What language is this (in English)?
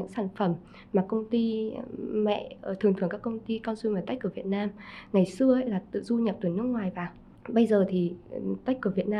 Vietnamese